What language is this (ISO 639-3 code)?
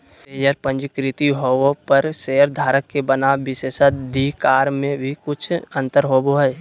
mag